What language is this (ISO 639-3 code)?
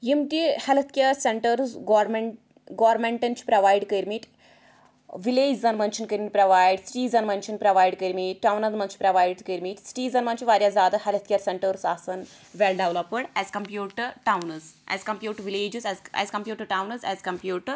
kas